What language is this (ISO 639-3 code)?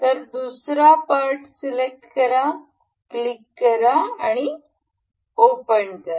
mar